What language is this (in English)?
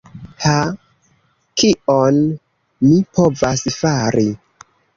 Esperanto